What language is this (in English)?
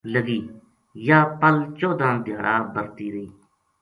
Gujari